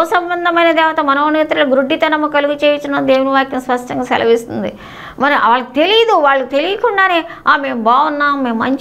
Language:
Telugu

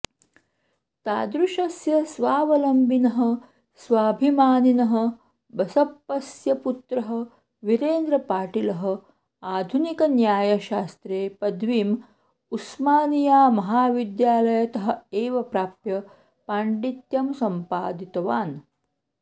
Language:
Sanskrit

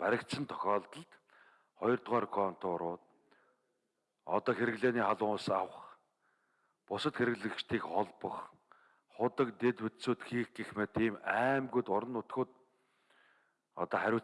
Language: Turkish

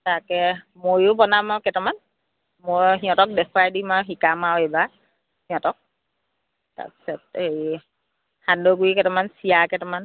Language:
Assamese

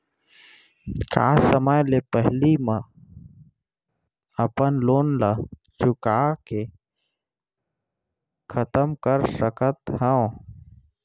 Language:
Chhattisgarhi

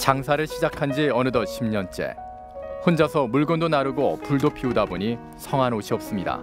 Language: Korean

